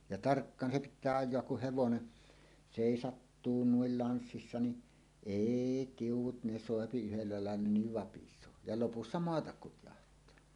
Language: Finnish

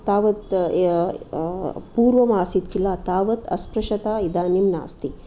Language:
Sanskrit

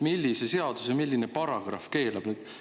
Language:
Estonian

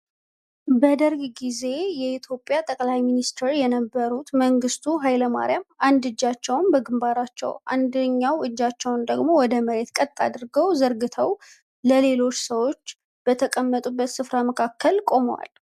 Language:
Amharic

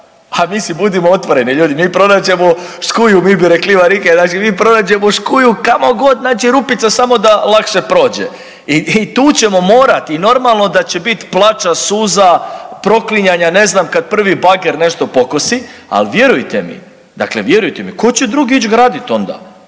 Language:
Croatian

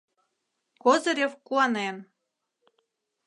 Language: Mari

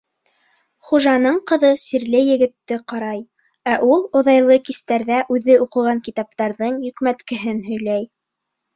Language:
Bashkir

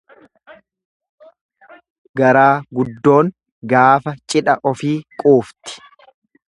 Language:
Oromo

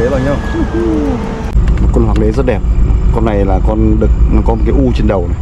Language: Vietnamese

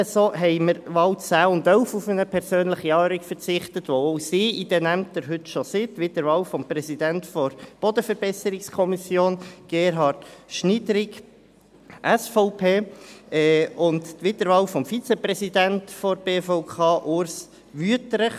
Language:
Swiss German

